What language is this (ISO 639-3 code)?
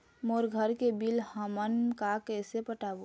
hne